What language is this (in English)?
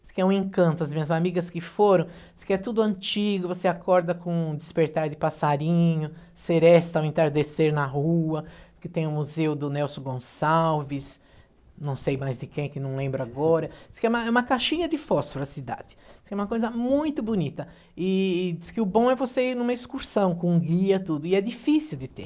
Portuguese